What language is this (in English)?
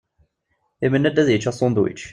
Kabyle